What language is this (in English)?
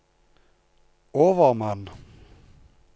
Norwegian